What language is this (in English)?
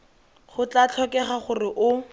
Tswana